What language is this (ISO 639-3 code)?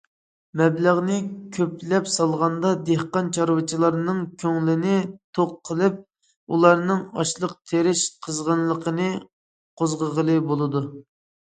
uig